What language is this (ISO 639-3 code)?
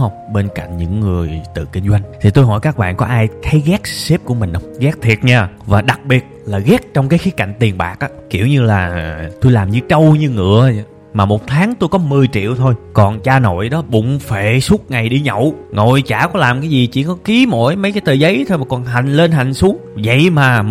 vie